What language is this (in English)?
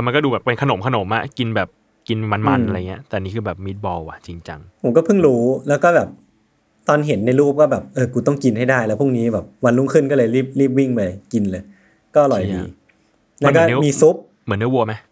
Thai